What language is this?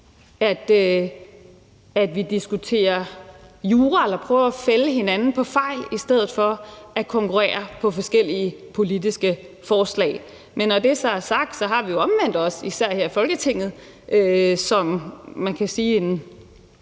Danish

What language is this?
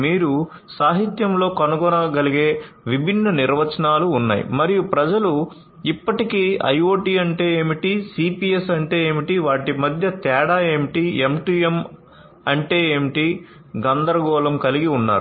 Telugu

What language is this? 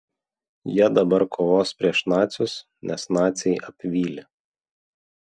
Lithuanian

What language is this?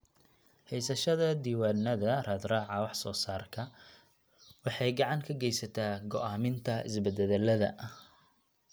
Somali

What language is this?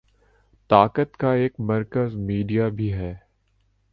Urdu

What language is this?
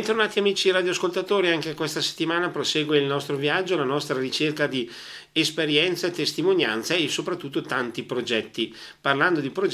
Italian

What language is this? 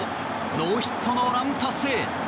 Japanese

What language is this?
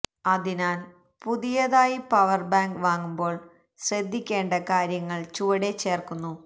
Malayalam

